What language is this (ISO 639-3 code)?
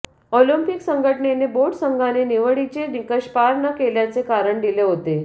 mar